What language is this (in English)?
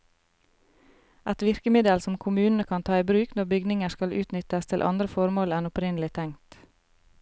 Norwegian